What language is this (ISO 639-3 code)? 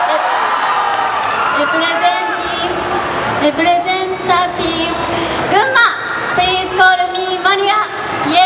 jpn